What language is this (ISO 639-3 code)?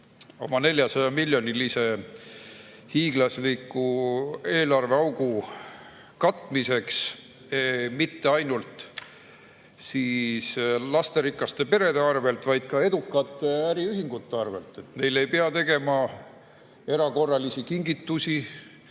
est